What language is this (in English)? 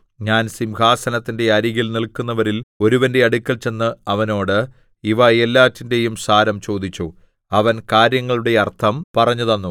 Malayalam